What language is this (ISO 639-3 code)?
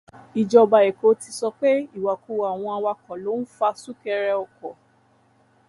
yor